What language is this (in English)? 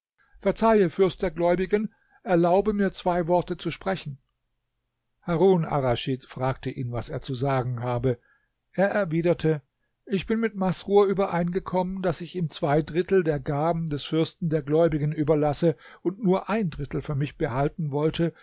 German